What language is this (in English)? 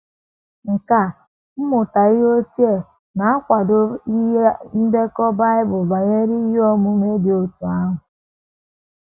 Igbo